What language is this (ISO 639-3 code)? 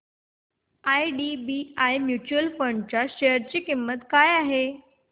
mar